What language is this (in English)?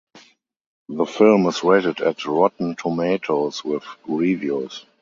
English